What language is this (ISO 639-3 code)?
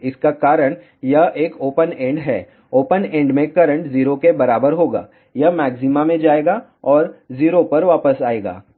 hin